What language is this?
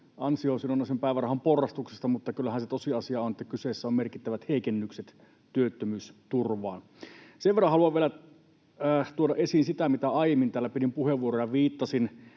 Finnish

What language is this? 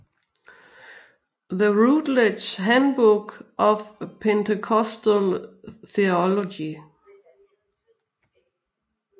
Danish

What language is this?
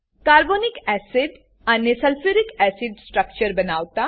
Gujarati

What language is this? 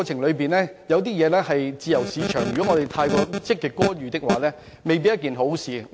Cantonese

